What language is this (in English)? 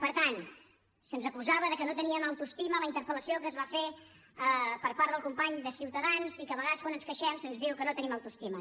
Catalan